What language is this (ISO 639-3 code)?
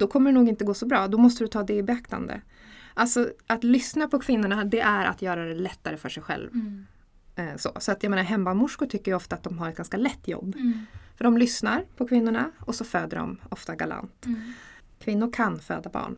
swe